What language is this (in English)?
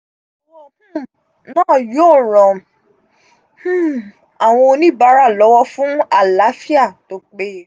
Yoruba